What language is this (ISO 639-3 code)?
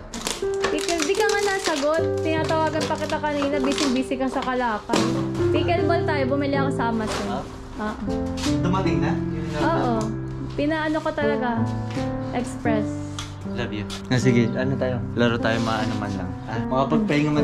fil